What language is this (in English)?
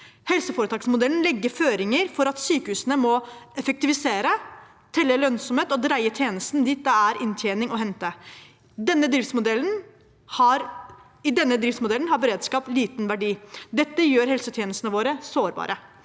Norwegian